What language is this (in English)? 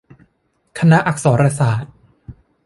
Thai